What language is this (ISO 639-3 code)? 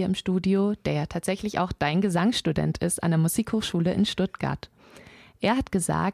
deu